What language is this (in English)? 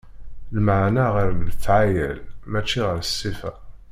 Kabyle